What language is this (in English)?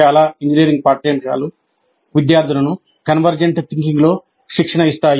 Telugu